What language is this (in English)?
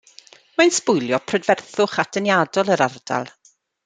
Welsh